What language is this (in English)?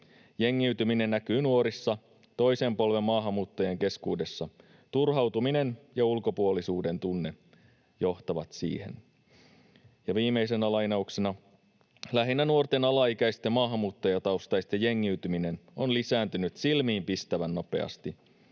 Finnish